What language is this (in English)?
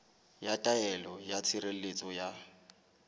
Southern Sotho